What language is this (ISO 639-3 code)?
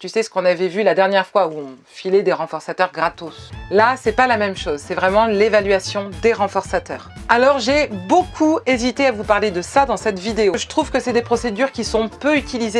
fra